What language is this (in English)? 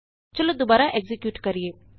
Punjabi